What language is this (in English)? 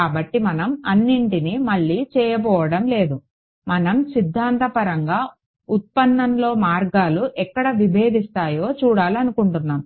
Telugu